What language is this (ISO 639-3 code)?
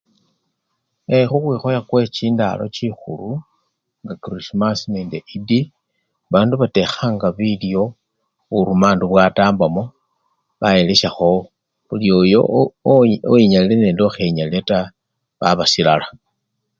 luy